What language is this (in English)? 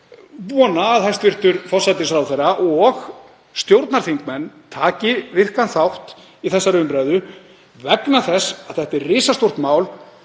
Icelandic